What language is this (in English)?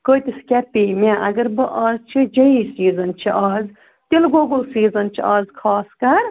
Kashmiri